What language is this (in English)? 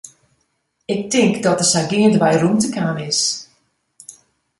Western Frisian